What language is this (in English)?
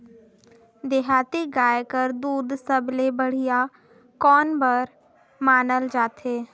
Chhattisgarhi